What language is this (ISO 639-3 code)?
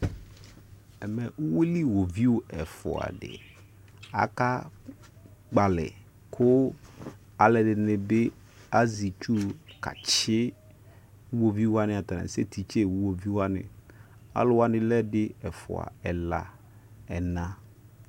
kpo